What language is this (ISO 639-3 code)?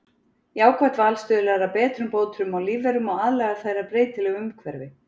isl